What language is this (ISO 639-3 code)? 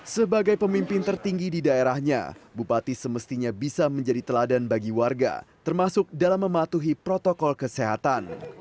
ind